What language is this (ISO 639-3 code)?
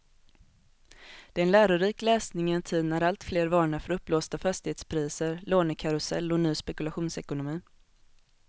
swe